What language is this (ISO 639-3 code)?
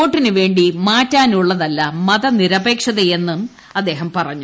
mal